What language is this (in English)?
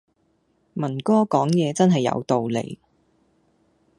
Cantonese